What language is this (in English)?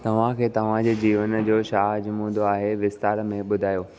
Sindhi